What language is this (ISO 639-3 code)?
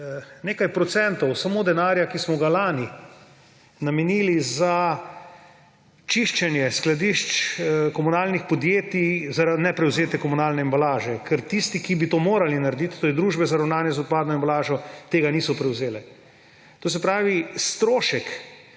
slv